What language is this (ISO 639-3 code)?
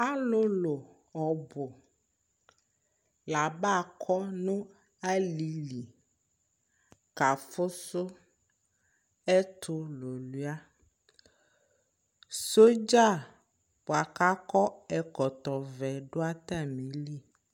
kpo